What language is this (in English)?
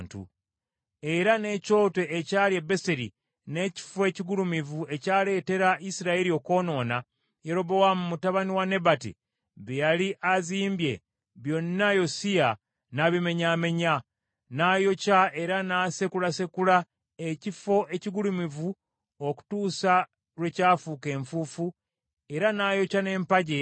Ganda